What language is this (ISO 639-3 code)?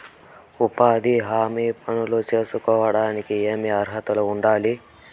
tel